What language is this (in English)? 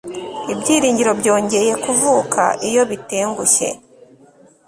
Kinyarwanda